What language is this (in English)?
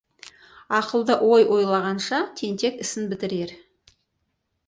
Kazakh